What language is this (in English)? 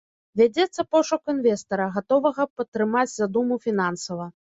Belarusian